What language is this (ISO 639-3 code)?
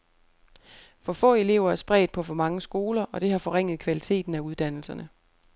dan